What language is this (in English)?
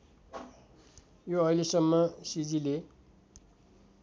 Nepali